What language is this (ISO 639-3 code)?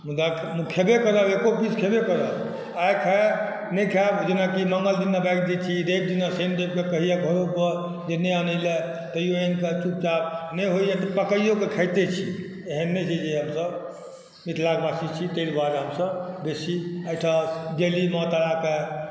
mai